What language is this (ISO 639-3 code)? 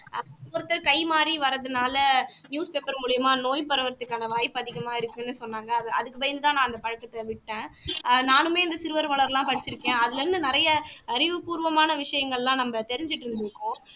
tam